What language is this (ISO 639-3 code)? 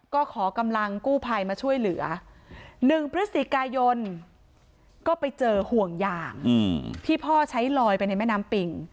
tha